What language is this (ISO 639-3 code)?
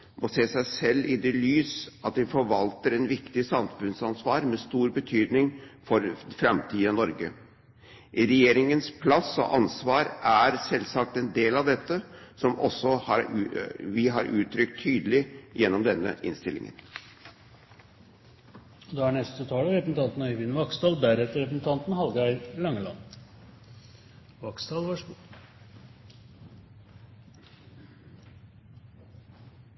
nob